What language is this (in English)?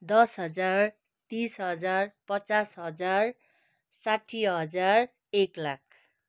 Nepali